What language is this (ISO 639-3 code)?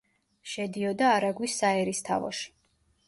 kat